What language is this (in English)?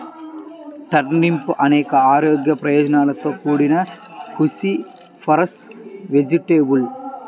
Telugu